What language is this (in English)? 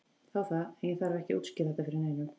Icelandic